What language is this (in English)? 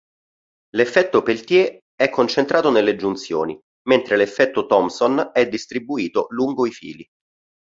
Italian